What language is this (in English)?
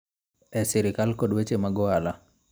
Luo (Kenya and Tanzania)